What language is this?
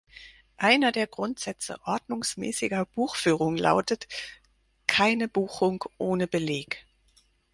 German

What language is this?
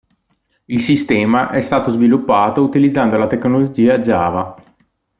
Italian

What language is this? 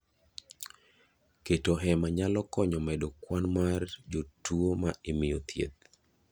Luo (Kenya and Tanzania)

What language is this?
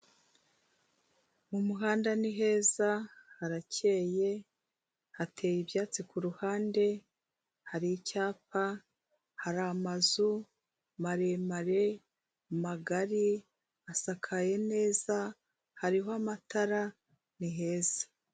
Kinyarwanda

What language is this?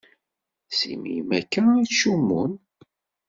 Kabyle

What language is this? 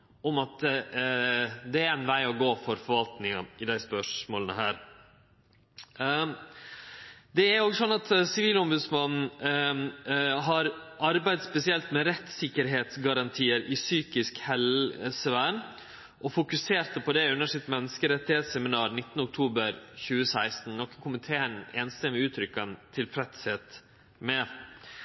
Norwegian Nynorsk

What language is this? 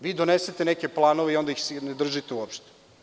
Serbian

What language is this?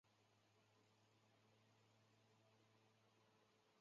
Chinese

